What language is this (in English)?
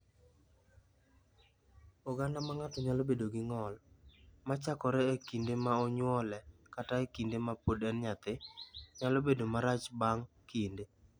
Luo (Kenya and Tanzania)